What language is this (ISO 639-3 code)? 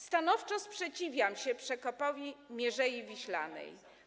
pol